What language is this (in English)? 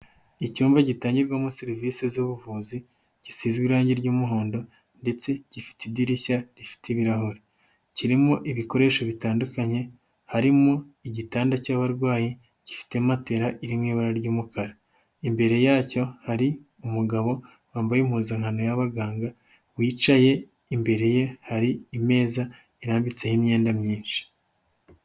Kinyarwanda